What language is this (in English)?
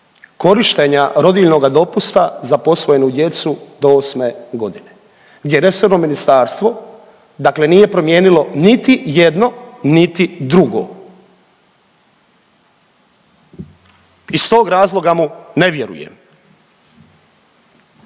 Croatian